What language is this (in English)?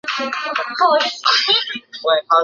Chinese